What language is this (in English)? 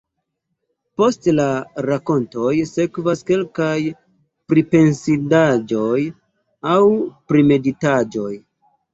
Esperanto